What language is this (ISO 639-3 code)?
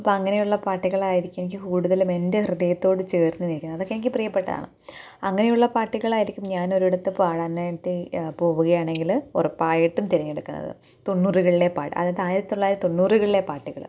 mal